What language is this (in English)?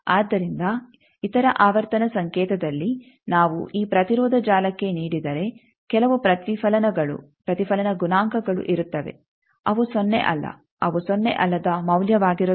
Kannada